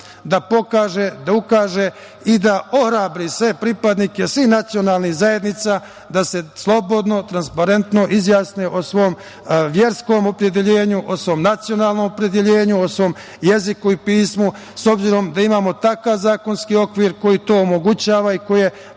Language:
Serbian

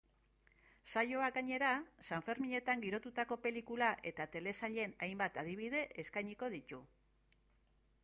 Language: Basque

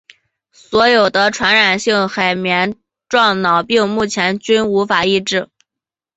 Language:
Chinese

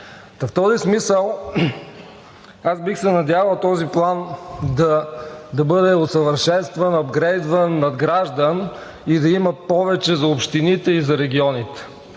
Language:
Bulgarian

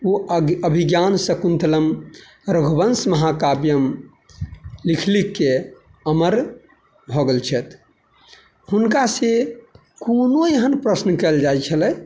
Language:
Maithili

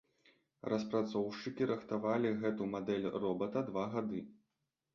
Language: Belarusian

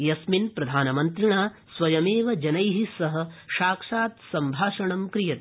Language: Sanskrit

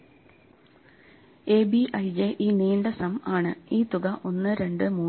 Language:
Malayalam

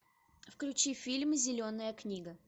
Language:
Russian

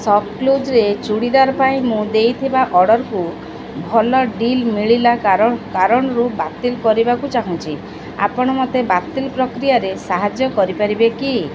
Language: Odia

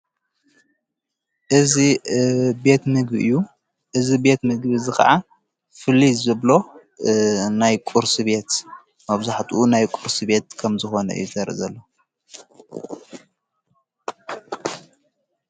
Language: Tigrinya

